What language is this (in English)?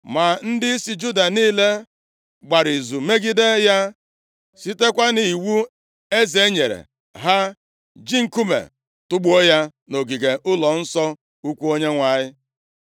Igbo